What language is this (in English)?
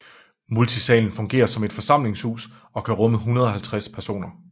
Danish